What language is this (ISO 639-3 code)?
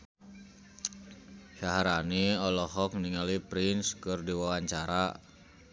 sun